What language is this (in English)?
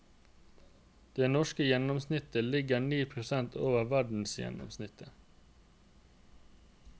Norwegian